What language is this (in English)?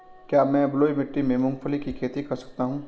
Hindi